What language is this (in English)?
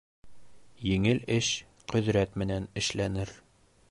Bashkir